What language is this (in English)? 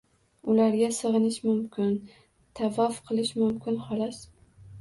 Uzbek